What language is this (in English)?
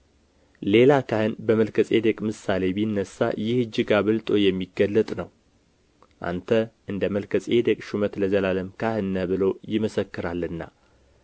Amharic